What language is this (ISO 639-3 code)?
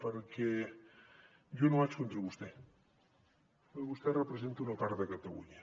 cat